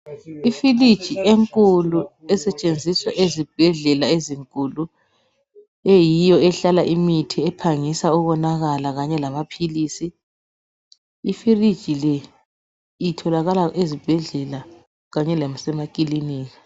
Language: North Ndebele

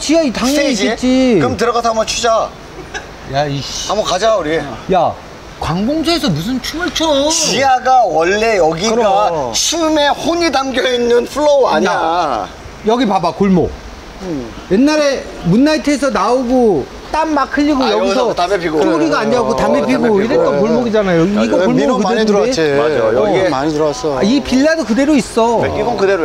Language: Korean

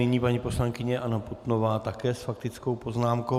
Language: Czech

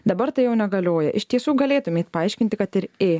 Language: Lithuanian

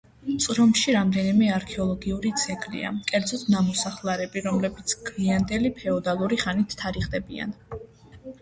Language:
Georgian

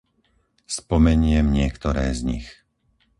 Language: Slovak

